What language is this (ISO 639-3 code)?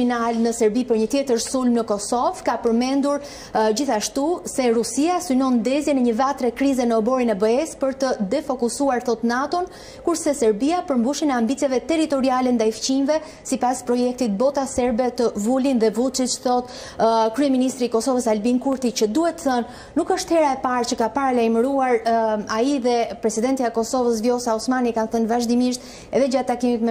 ron